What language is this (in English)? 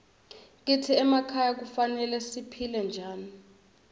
Swati